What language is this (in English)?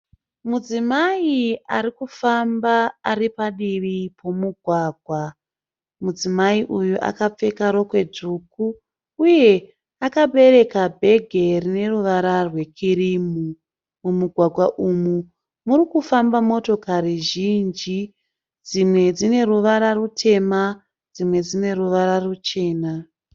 Shona